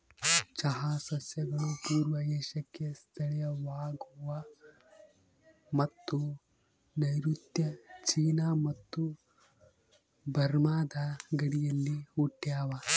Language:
Kannada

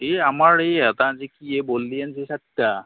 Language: Assamese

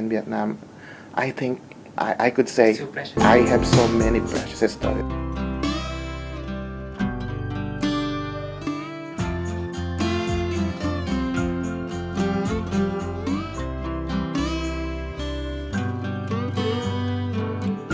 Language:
Vietnamese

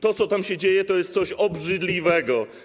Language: Polish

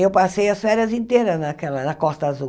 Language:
Portuguese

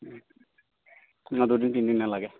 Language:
Assamese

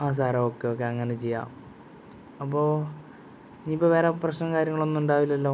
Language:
Malayalam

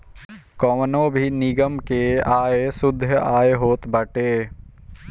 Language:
Bhojpuri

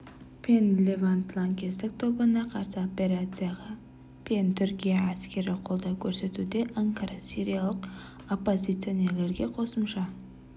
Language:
Kazakh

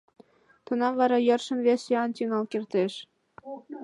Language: Mari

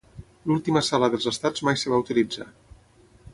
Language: Catalan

